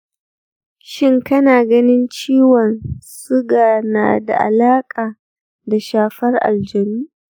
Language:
Hausa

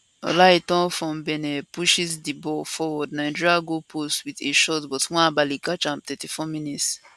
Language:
Nigerian Pidgin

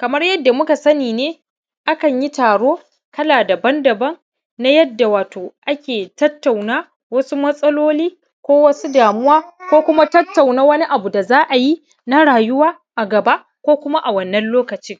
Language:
Hausa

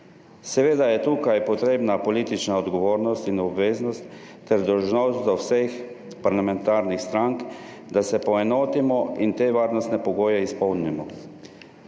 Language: Slovenian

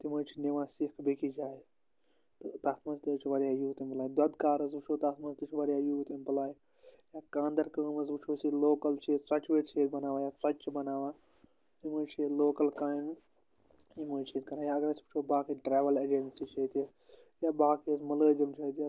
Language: Kashmiri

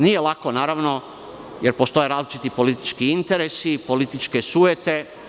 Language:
Serbian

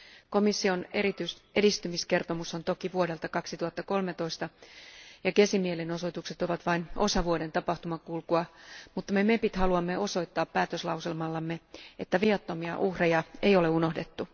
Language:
Finnish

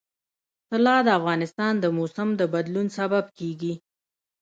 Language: Pashto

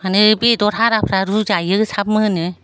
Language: Bodo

